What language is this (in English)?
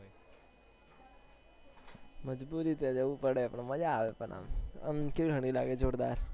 Gujarati